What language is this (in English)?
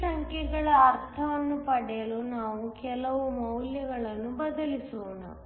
Kannada